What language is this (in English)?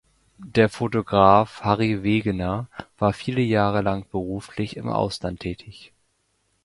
German